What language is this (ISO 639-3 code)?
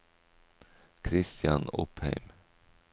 nor